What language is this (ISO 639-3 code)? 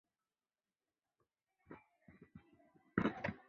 zho